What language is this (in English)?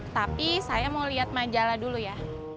Indonesian